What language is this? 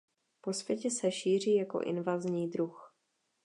Czech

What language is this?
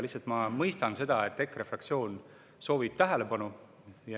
Estonian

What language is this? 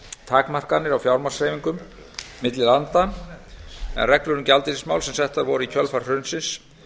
Icelandic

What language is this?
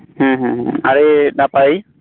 Santali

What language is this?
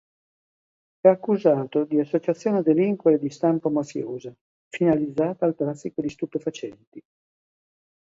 Italian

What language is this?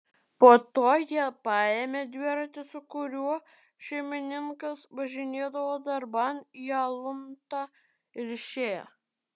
Lithuanian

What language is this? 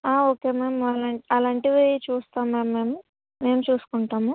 Telugu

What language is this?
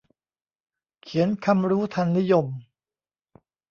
Thai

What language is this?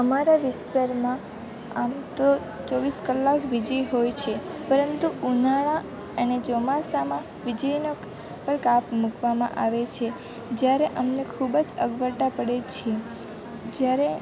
Gujarati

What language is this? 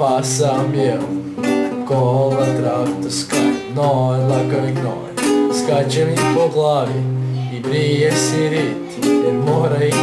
Italian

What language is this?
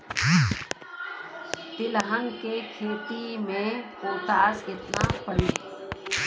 Bhojpuri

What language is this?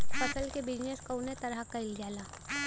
Bhojpuri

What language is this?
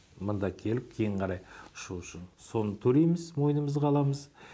Kazakh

